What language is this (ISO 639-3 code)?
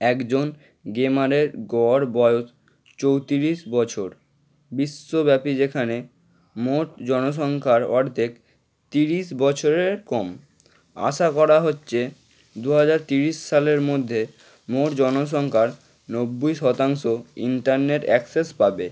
ben